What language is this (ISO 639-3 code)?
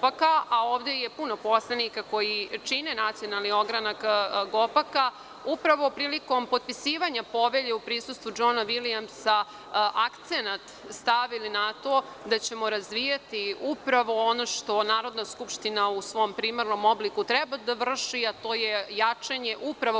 srp